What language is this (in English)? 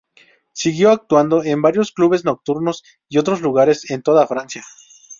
Spanish